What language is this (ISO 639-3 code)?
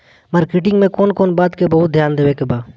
bho